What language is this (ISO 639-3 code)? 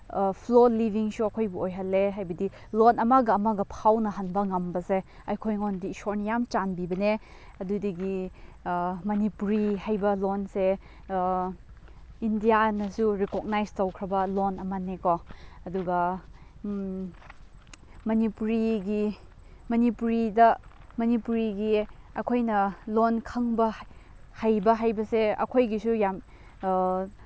mni